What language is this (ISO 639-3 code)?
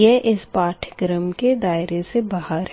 hin